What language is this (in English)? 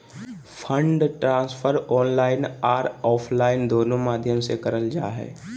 Magahi